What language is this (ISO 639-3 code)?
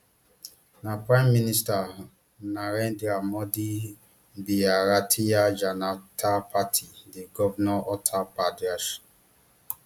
pcm